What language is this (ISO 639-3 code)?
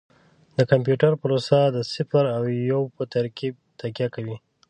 pus